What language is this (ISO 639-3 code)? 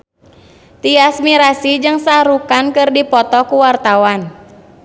sun